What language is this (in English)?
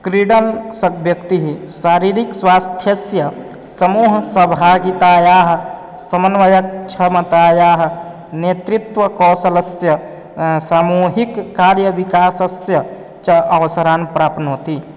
Sanskrit